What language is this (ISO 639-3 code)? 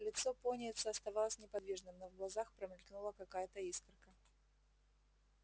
rus